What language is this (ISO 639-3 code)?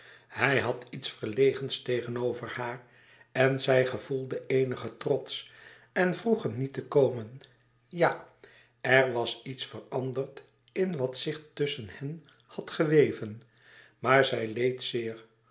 nld